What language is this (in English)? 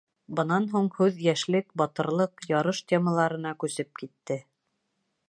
Bashkir